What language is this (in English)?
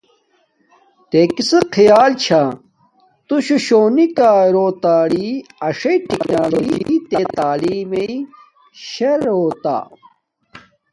Domaaki